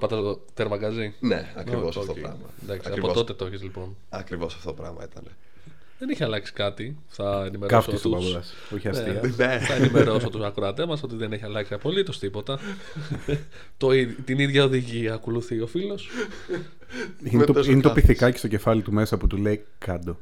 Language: Greek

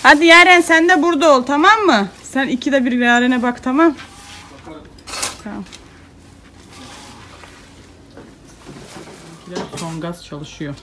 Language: Turkish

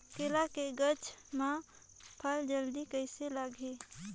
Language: Chhattisgarhi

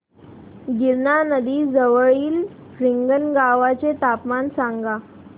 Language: Marathi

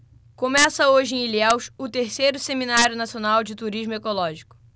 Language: Portuguese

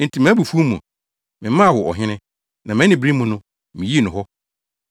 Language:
Akan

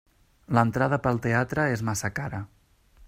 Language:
Catalan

